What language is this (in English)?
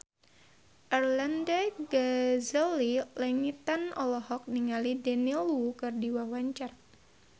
Sundanese